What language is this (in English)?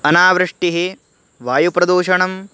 Sanskrit